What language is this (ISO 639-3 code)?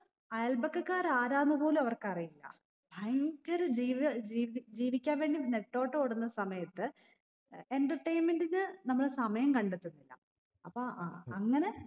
mal